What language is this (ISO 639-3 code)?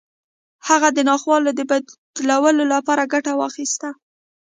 pus